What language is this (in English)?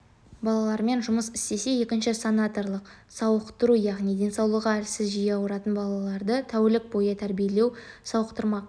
Kazakh